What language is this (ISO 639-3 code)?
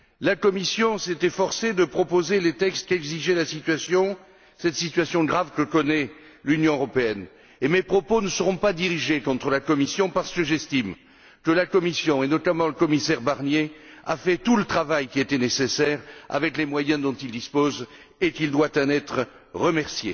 fra